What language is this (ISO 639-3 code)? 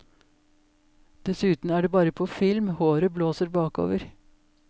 nor